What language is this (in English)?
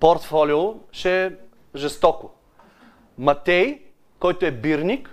Bulgarian